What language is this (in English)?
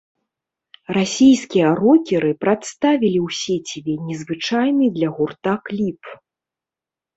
Belarusian